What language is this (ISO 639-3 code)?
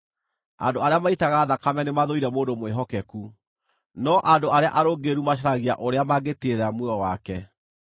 kik